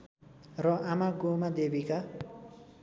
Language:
Nepali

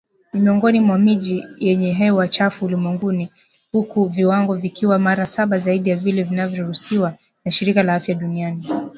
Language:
Swahili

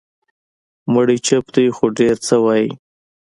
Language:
Pashto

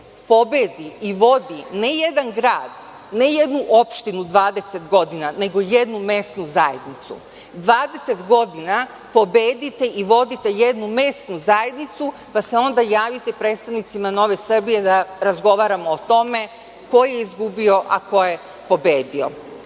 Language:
Serbian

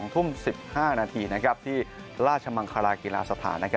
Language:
Thai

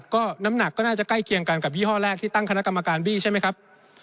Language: Thai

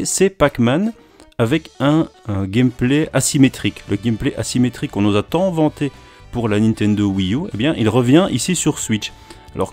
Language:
French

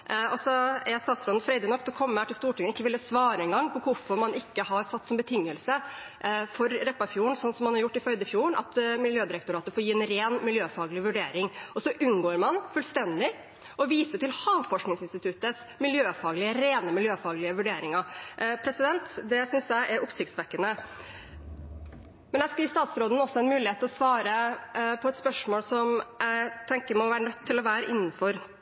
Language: Norwegian Bokmål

